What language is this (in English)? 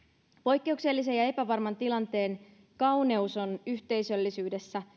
Finnish